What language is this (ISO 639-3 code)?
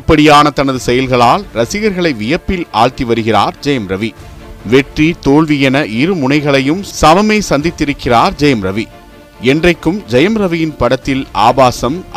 tam